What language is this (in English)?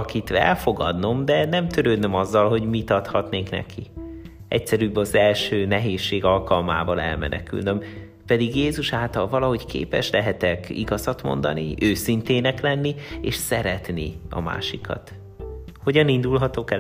Hungarian